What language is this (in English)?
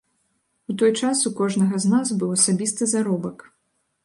Belarusian